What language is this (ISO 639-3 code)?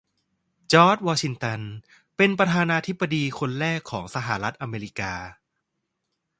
tha